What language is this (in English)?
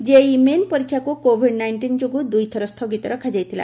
Odia